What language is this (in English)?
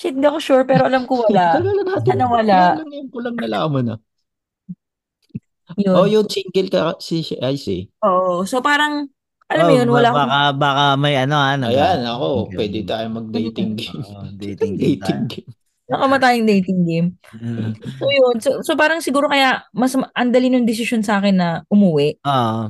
Filipino